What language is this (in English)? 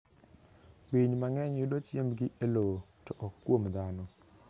Luo (Kenya and Tanzania)